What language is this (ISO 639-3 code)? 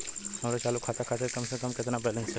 bho